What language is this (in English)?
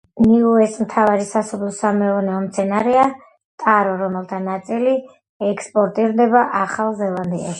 Georgian